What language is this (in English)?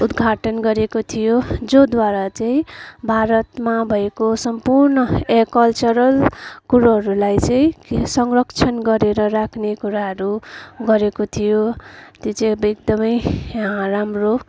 Nepali